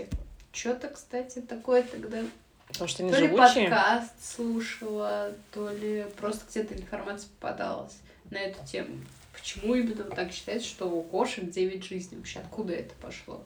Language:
Russian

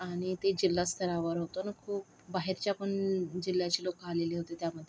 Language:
Marathi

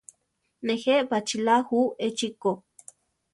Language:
Central Tarahumara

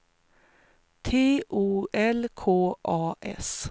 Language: Swedish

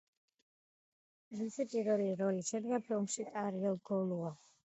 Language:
Georgian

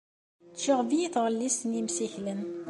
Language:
Kabyle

